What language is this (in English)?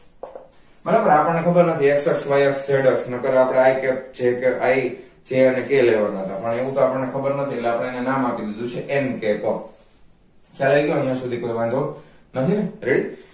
Gujarati